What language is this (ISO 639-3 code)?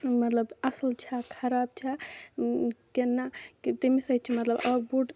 kas